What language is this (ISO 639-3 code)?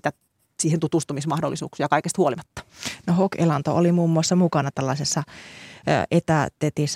fin